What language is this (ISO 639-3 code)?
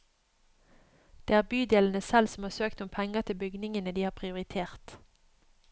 nor